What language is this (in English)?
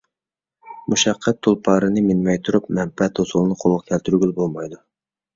Uyghur